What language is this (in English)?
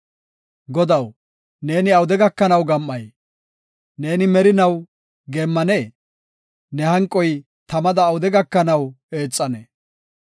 Gofa